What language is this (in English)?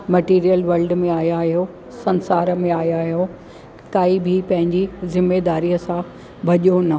Sindhi